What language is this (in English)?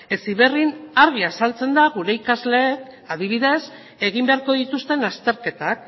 Basque